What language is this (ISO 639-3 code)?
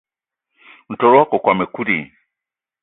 eto